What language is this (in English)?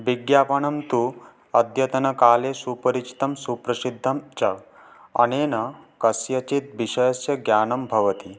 Sanskrit